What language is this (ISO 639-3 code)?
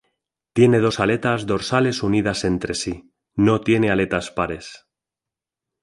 spa